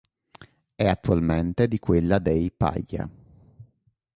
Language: Italian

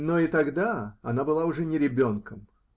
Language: Russian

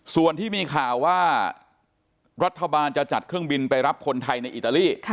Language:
Thai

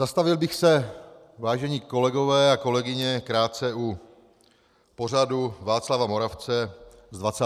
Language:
Czech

